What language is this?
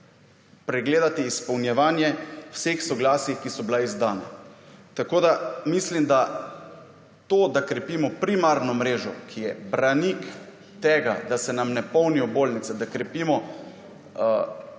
Slovenian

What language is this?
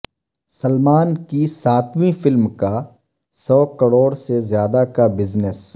Urdu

